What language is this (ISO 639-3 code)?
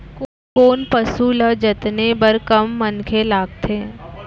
hne